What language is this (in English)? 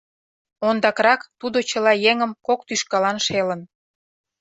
Mari